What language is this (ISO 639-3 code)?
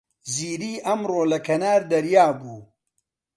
ckb